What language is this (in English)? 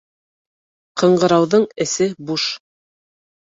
Bashkir